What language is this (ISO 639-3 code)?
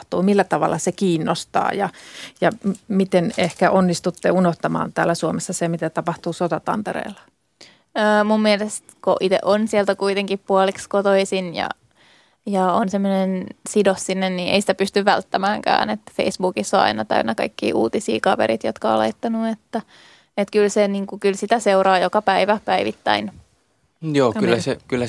fin